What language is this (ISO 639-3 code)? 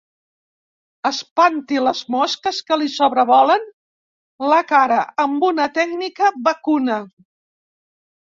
cat